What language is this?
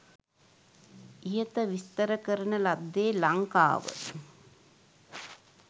Sinhala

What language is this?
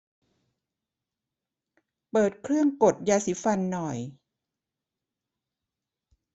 Thai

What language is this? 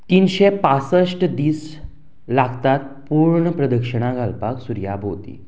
Konkani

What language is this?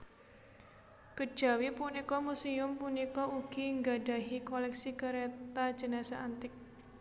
Javanese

